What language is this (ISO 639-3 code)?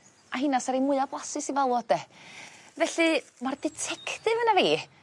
cym